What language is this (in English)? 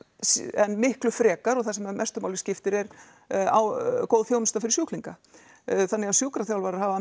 Icelandic